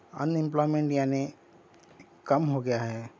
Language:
Urdu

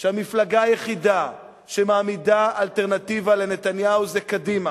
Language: Hebrew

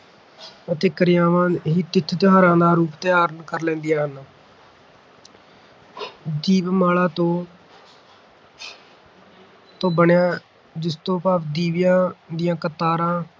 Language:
Punjabi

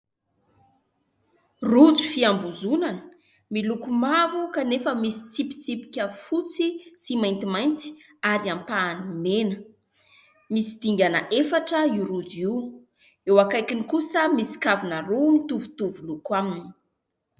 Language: Malagasy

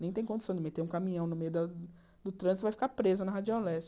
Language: Portuguese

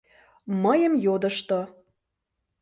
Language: Mari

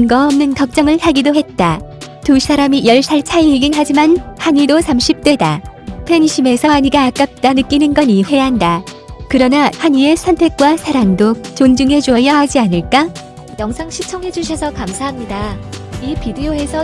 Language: Korean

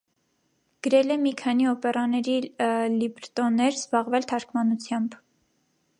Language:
Armenian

